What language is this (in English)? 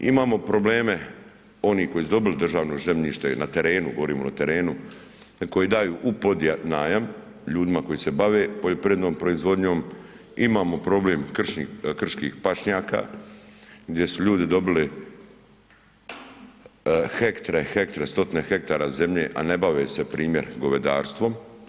Croatian